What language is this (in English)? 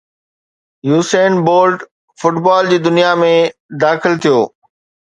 Sindhi